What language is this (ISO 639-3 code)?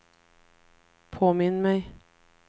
swe